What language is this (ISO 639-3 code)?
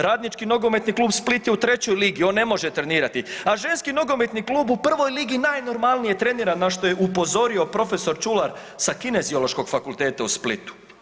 hrv